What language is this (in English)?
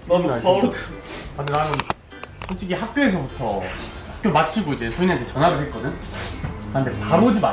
Korean